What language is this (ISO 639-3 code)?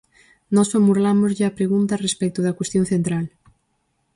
glg